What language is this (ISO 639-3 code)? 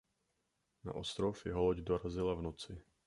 ces